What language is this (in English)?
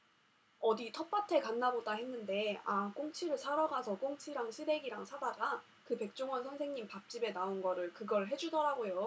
Korean